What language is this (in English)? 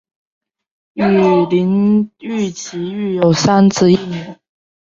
Chinese